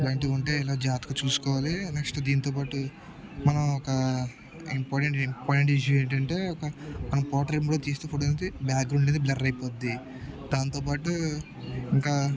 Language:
Telugu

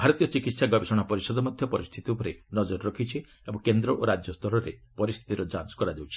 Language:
Odia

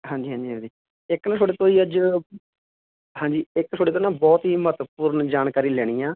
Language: Punjabi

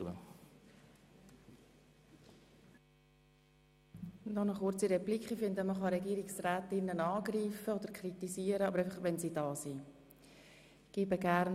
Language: Swiss German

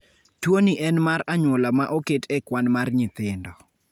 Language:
Luo (Kenya and Tanzania)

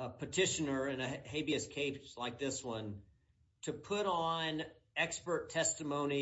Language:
English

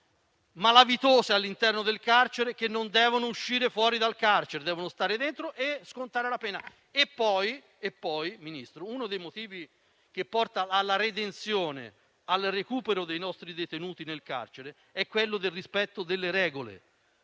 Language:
Italian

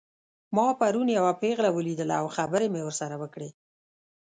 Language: Pashto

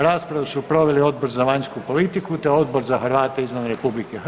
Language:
Croatian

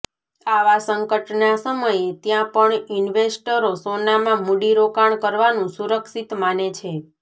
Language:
Gujarati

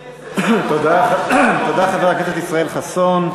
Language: Hebrew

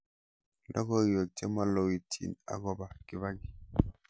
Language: Kalenjin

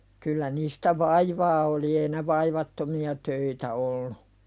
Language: Finnish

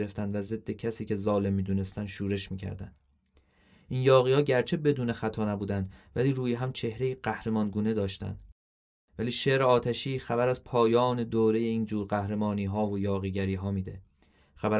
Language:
Persian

